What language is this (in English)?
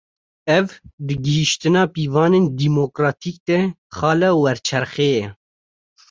Kurdish